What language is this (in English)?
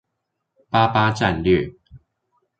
Chinese